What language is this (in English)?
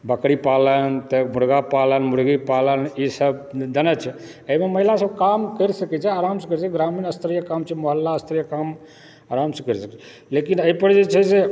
Maithili